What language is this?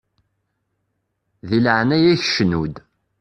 Kabyle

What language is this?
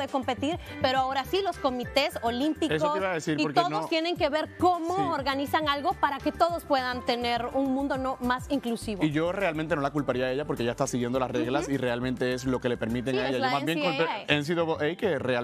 Spanish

